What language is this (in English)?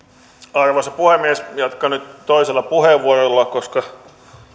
Finnish